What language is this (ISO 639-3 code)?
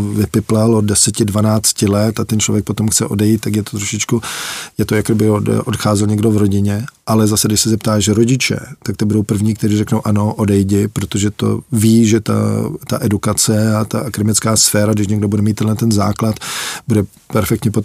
ces